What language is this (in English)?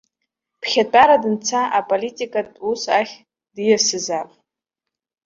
Abkhazian